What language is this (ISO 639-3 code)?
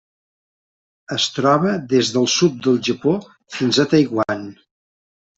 cat